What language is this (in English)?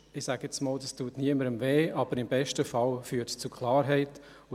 Swiss German